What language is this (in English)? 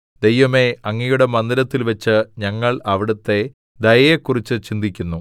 Malayalam